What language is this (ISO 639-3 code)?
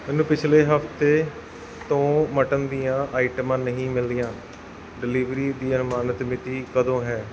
pan